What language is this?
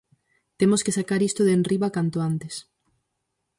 Galician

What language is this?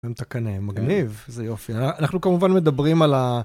Hebrew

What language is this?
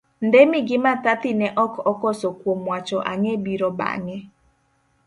Luo (Kenya and Tanzania)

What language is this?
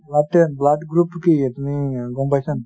Assamese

